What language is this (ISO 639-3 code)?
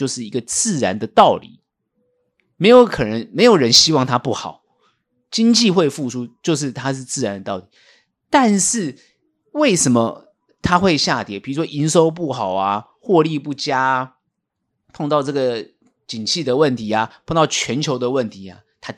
zho